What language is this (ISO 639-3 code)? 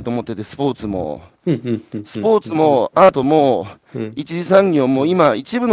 jpn